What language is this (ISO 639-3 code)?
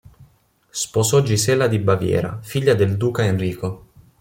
ita